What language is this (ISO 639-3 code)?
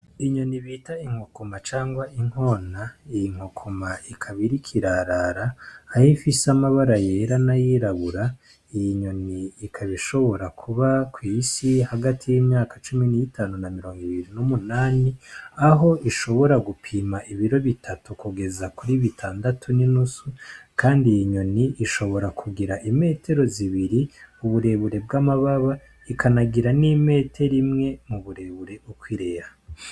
run